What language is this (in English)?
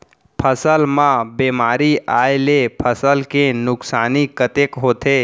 Chhattisgarhi